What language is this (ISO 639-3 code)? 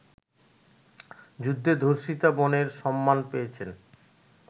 ben